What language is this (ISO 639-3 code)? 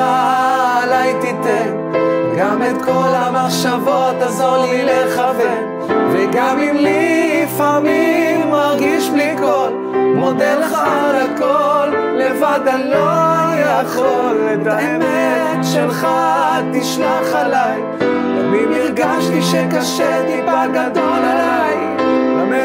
heb